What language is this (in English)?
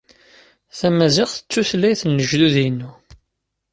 Kabyle